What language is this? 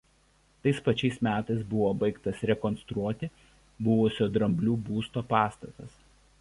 Lithuanian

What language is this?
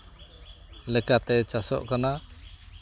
Santali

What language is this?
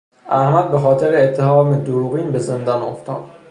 Persian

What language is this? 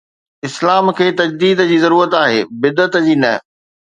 Sindhi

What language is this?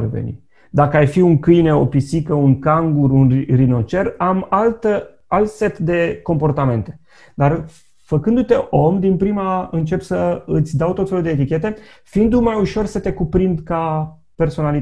Romanian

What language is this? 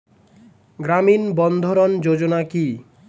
Bangla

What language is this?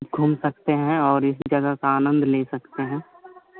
Hindi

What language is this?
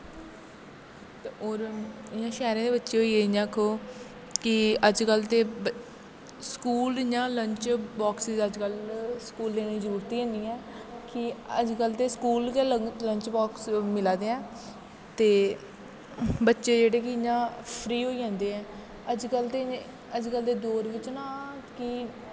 Dogri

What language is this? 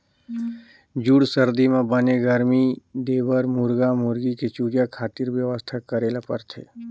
Chhattisgarhi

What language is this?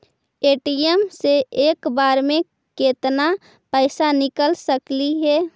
Magahi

